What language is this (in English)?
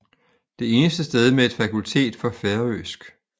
Danish